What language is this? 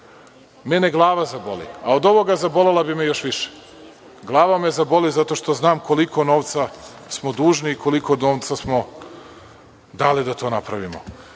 Serbian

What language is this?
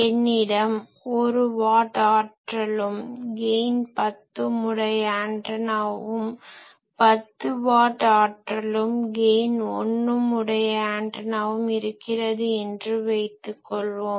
Tamil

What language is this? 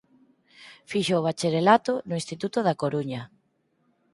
Galician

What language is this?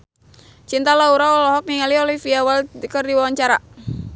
Sundanese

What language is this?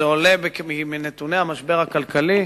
Hebrew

